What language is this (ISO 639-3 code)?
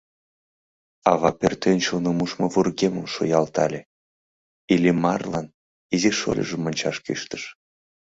chm